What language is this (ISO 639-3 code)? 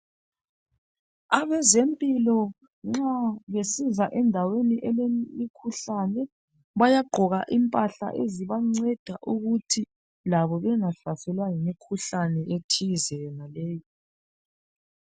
nde